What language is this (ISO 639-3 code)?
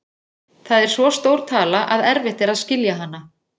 isl